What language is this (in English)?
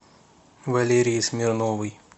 Russian